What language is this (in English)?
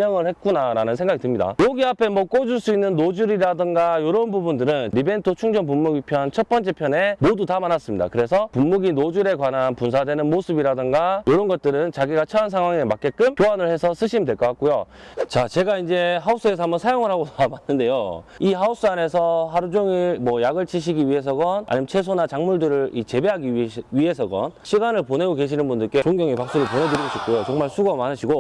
Korean